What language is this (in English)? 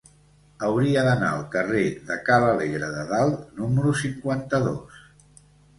Catalan